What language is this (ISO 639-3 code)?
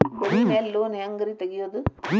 kan